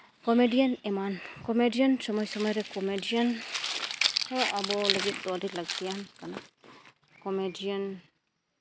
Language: Santali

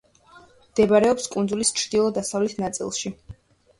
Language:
Georgian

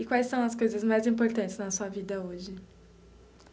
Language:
Portuguese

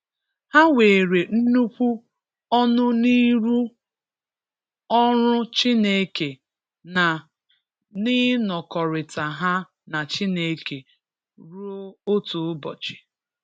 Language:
Igbo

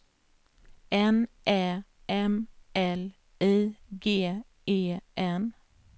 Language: Swedish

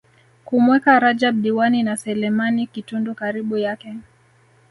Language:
Swahili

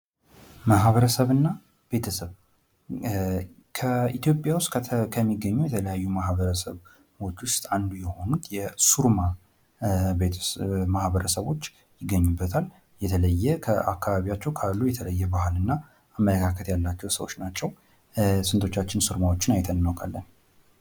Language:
Amharic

